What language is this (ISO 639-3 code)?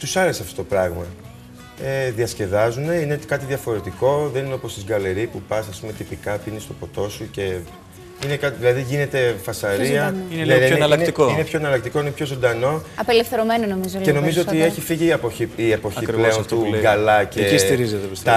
ell